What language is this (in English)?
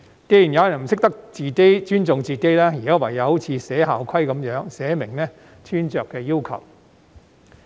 Cantonese